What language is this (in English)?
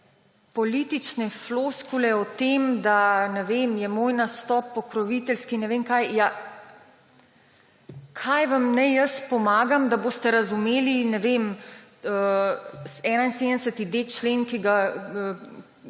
Slovenian